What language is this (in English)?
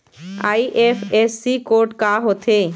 Chhattisgarhi